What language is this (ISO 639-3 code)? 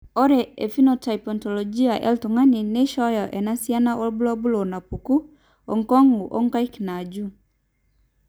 mas